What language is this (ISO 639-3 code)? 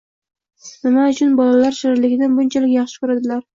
uzb